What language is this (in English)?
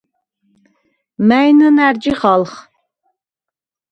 Svan